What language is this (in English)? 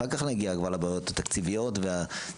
Hebrew